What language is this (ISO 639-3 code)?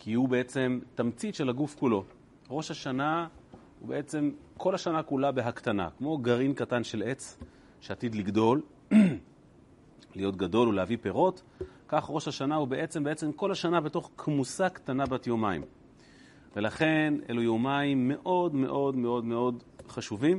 heb